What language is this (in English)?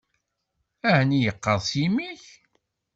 Kabyle